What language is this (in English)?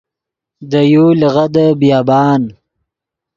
Yidgha